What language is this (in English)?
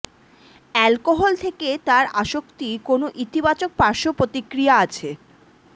Bangla